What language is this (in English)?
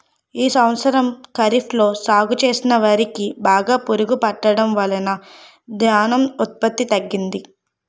Telugu